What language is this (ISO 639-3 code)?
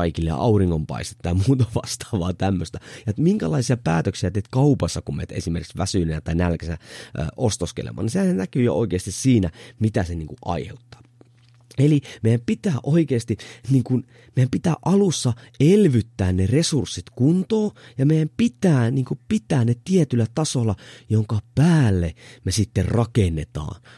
fin